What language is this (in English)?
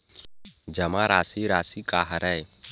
Chhattisgarhi